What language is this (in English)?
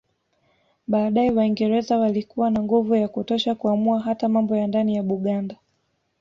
Swahili